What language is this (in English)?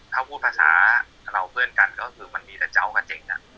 Thai